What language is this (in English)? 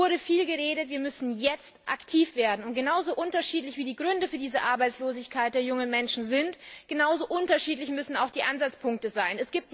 German